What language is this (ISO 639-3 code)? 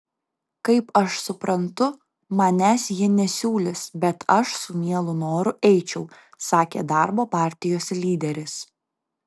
lit